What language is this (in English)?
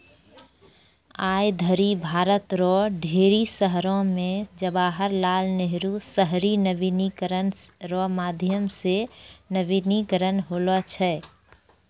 Maithili